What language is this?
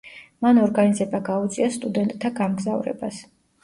Georgian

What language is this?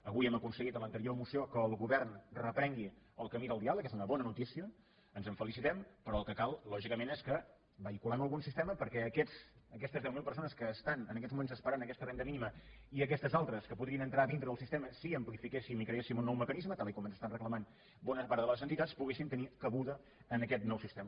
Catalan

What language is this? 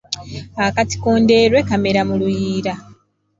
Ganda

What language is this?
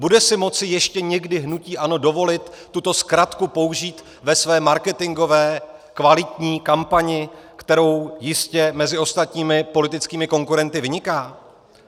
Czech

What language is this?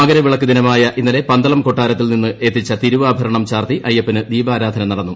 Malayalam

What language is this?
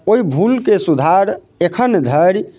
Maithili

